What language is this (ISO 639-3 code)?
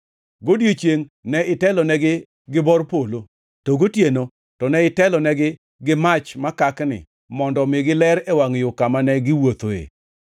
luo